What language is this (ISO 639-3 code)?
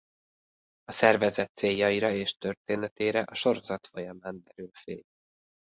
hun